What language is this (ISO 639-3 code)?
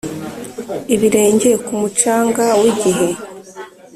kin